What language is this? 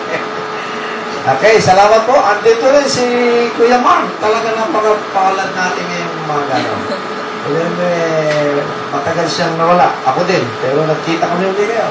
Filipino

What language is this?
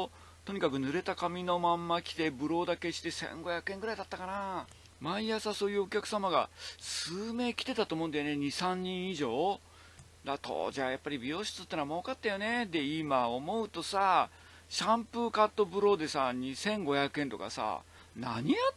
Japanese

